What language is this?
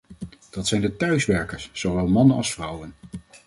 Dutch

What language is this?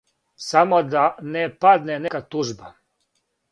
Serbian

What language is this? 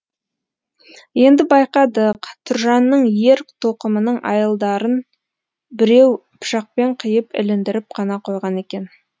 Kazakh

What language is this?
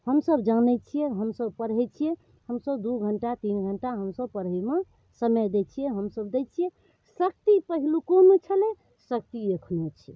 Maithili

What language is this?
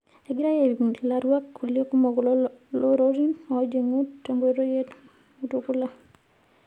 Masai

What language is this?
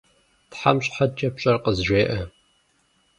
Kabardian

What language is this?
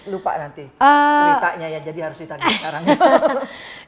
Indonesian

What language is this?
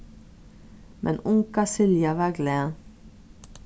Faroese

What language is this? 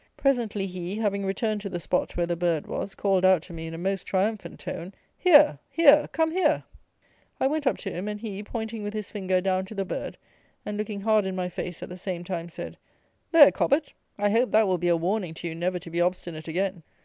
English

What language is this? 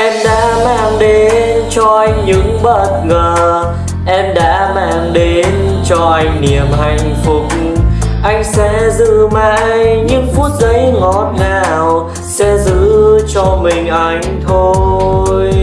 Vietnamese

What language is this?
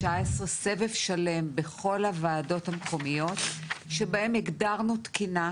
Hebrew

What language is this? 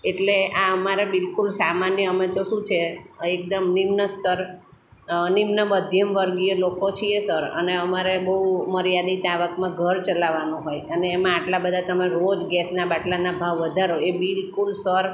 Gujarati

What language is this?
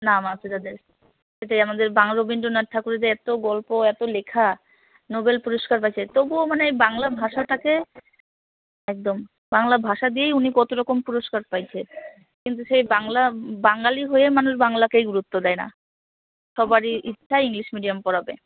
Bangla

